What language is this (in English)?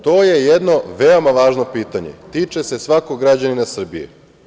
Serbian